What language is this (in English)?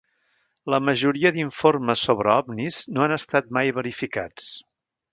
Catalan